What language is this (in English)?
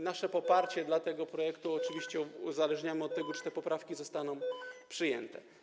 Polish